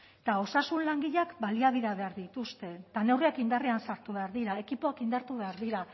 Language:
Basque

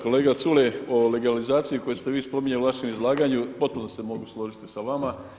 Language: Croatian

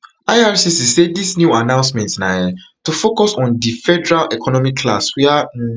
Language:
Nigerian Pidgin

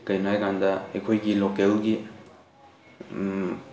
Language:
Manipuri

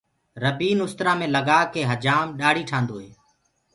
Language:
Gurgula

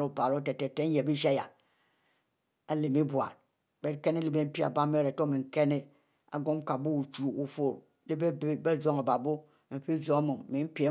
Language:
Mbe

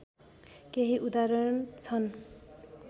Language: Nepali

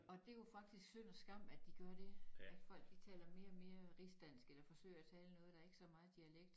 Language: Danish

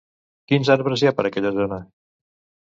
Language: Catalan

